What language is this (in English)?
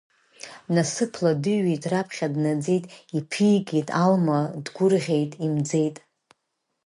Abkhazian